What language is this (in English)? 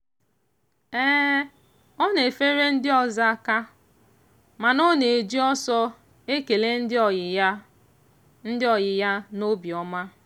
Igbo